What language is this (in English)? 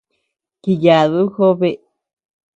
Tepeuxila Cuicatec